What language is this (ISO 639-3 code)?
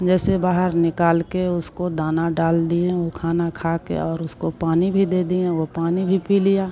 hin